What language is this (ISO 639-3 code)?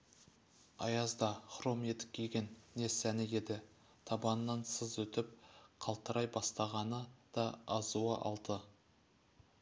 kaz